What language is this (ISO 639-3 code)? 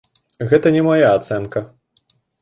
bel